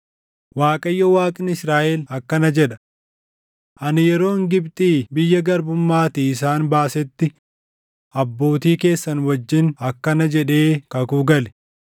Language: Oromo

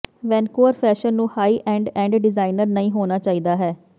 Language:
Punjabi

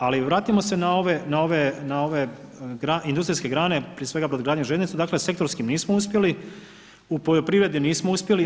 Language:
Croatian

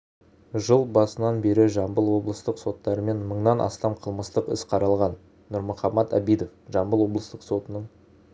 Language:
Kazakh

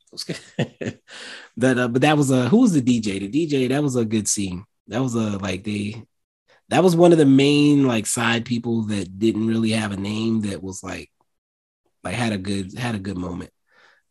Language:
English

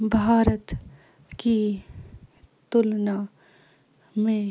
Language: Urdu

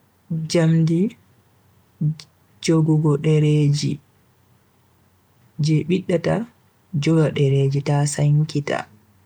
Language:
Bagirmi Fulfulde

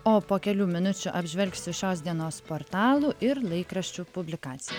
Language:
Lithuanian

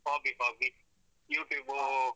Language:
Kannada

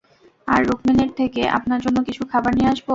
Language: Bangla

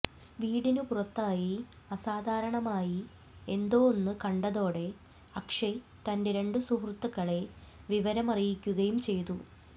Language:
Malayalam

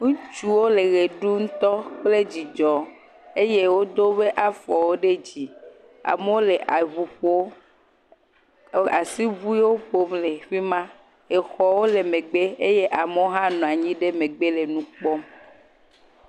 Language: Ewe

